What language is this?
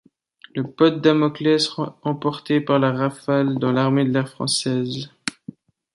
French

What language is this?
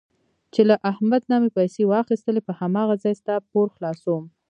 Pashto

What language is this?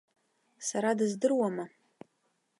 Abkhazian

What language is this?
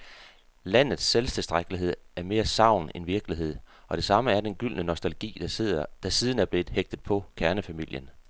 Danish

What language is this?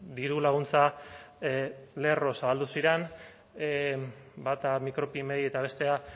Basque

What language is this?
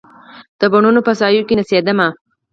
Pashto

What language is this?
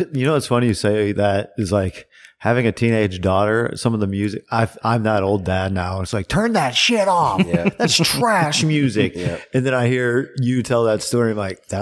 English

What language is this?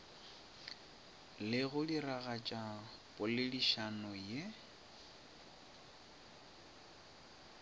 Northern Sotho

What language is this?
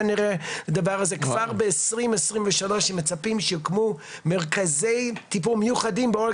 Hebrew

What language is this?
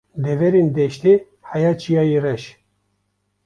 Kurdish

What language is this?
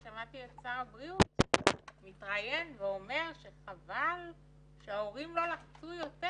Hebrew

